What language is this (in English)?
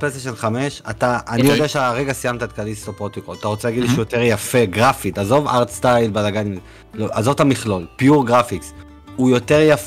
Hebrew